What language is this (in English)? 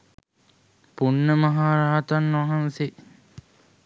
Sinhala